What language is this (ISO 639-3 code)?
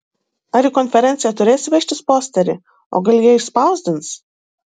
lit